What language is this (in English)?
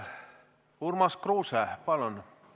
Estonian